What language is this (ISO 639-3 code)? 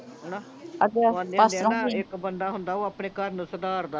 pan